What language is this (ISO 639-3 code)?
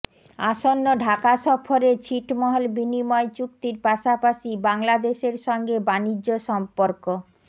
ben